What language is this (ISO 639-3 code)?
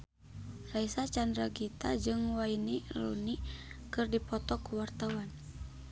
sun